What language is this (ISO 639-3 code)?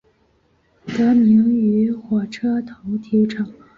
zho